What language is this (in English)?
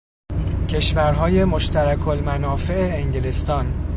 Persian